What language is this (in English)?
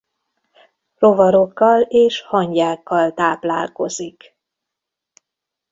Hungarian